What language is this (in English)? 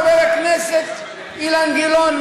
Hebrew